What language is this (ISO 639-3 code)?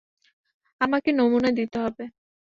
ben